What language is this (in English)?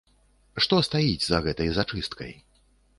Belarusian